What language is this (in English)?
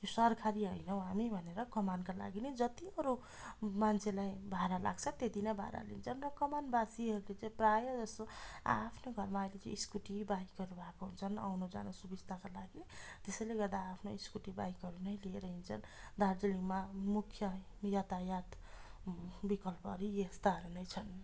Nepali